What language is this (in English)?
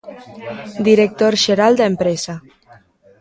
Galician